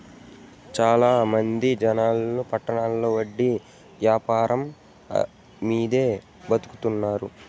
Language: Telugu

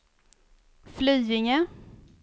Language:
Swedish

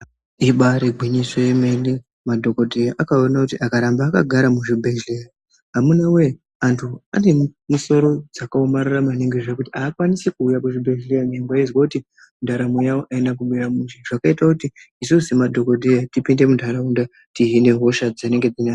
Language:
Ndau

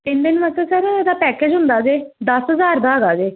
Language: Punjabi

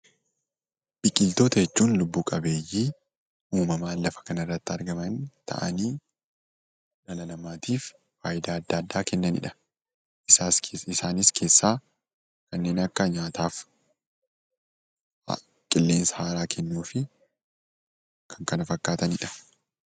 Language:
Oromo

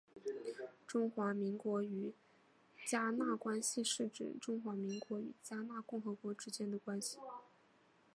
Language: Chinese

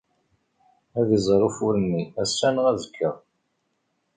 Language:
Kabyle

